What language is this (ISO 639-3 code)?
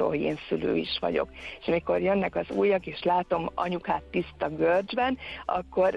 hun